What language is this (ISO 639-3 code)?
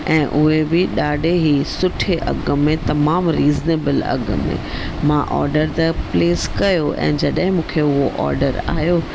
snd